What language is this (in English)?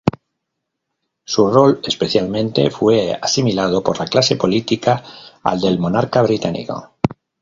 Spanish